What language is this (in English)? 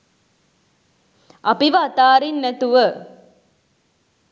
Sinhala